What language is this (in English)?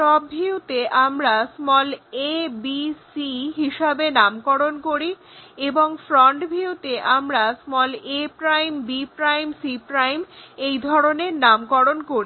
Bangla